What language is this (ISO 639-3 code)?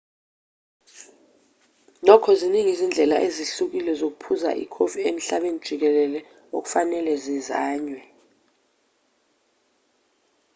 zul